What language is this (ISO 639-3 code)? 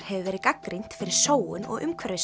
isl